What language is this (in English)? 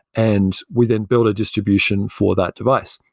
English